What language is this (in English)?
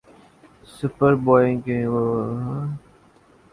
Urdu